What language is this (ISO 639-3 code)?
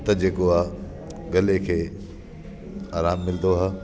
snd